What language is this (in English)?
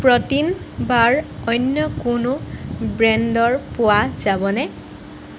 Assamese